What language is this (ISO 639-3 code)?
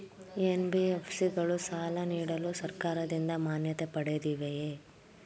kan